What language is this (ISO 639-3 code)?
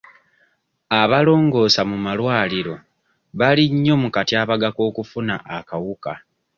lug